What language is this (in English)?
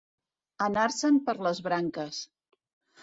Catalan